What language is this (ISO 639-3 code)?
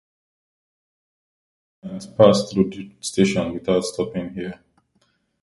eng